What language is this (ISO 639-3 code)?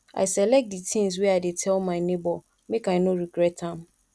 pcm